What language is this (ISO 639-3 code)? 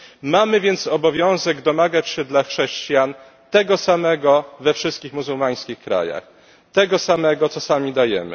pol